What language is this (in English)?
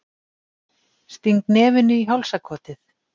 Icelandic